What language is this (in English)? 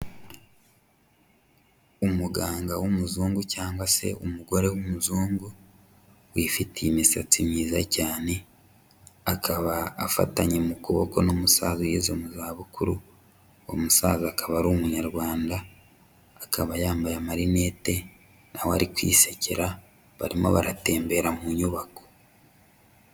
Kinyarwanda